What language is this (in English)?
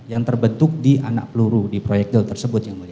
Indonesian